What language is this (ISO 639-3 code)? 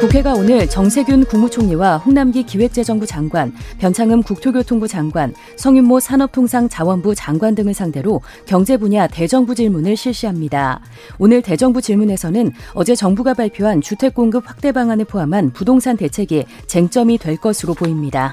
kor